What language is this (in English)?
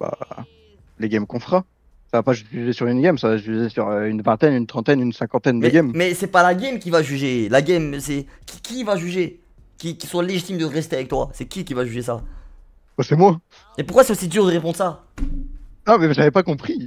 French